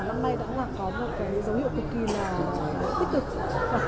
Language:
Vietnamese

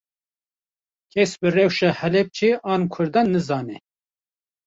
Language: Kurdish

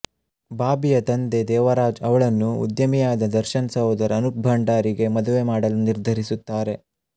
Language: Kannada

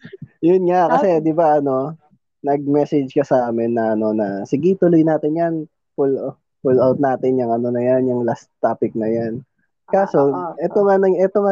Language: Filipino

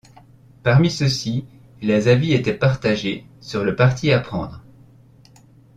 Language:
French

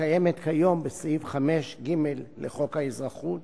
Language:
Hebrew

